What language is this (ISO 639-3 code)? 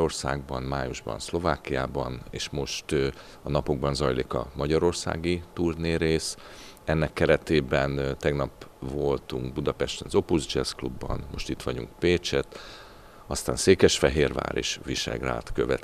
hun